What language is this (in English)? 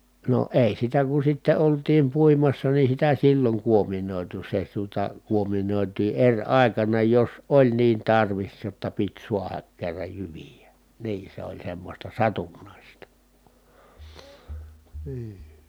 Finnish